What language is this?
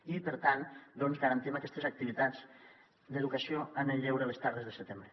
Catalan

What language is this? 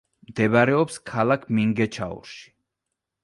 Georgian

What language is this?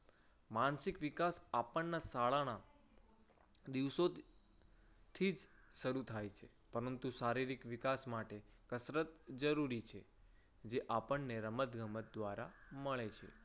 Gujarati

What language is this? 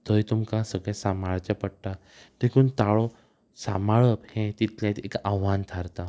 Konkani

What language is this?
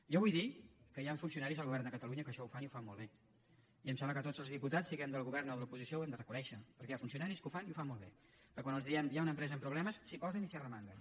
Catalan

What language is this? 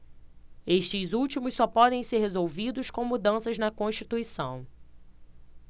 Portuguese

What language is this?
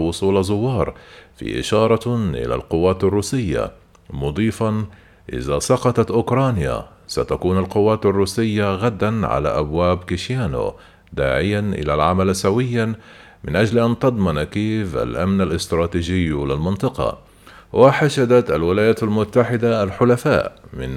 Arabic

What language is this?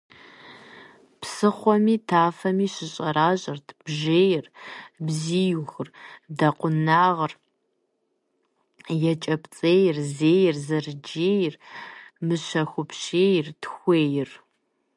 Kabardian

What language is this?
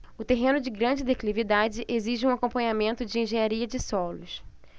Portuguese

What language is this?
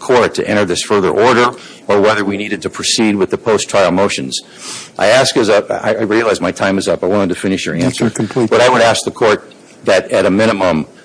English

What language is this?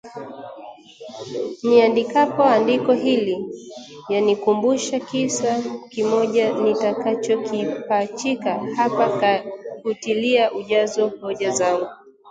Swahili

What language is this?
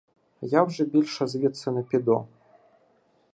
Ukrainian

